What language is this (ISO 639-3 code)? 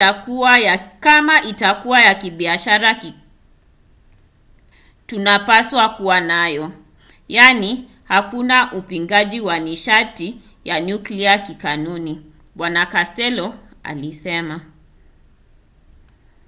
swa